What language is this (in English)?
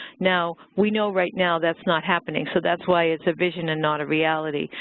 English